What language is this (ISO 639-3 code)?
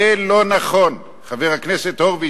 heb